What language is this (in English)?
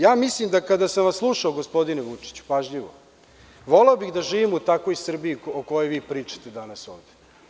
Serbian